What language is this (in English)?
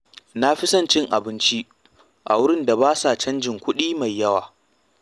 Hausa